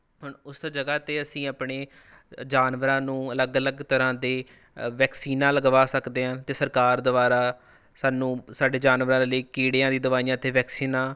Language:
Punjabi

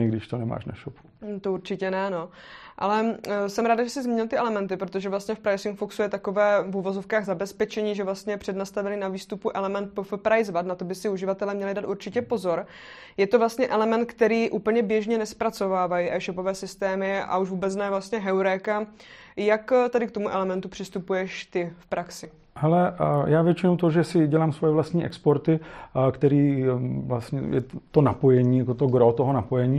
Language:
Czech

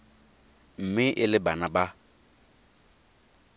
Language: Tswana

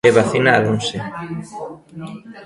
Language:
Galician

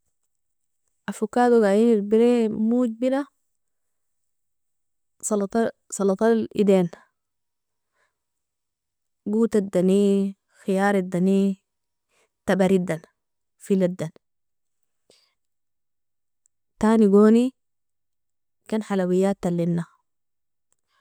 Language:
Nobiin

